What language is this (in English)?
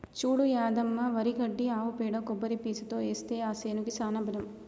Telugu